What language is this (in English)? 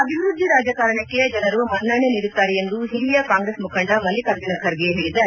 Kannada